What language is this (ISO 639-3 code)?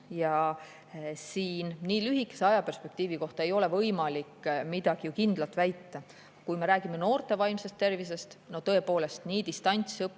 est